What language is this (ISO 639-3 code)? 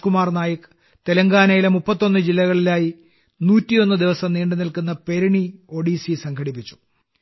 mal